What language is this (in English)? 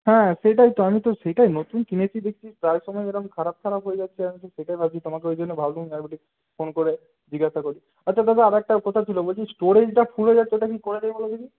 Bangla